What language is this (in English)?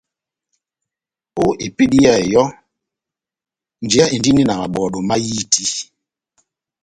Batanga